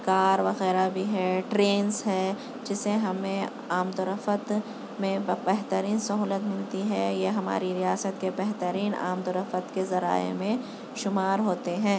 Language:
Urdu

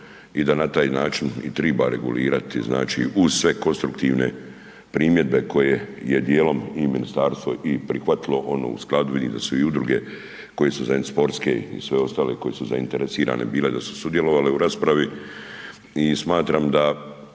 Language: Croatian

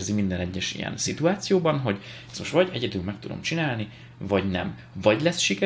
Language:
Hungarian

